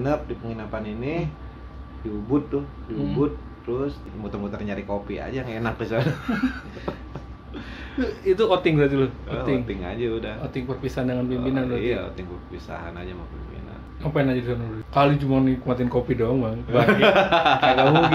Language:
Indonesian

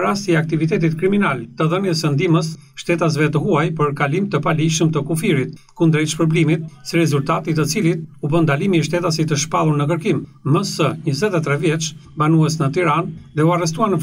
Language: Romanian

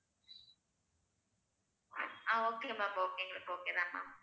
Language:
Tamil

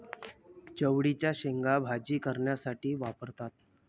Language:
Marathi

